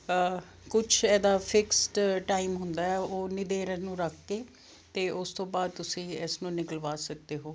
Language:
Punjabi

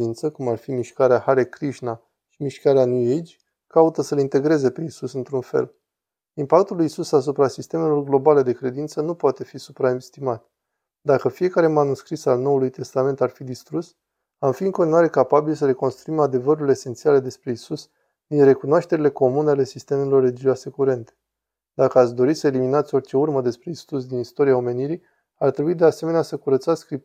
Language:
Romanian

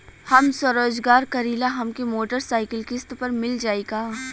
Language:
Bhojpuri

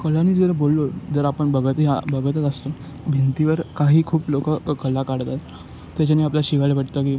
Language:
Marathi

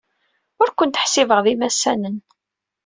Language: Kabyle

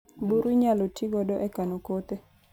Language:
Luo (Kenya and Tanzania)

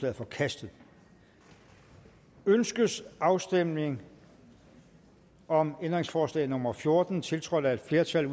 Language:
Danish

